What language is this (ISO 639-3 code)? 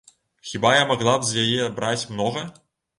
bel